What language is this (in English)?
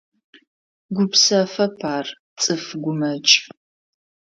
Adyghe